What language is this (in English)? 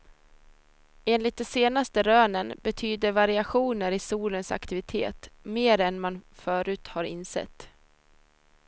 Swedish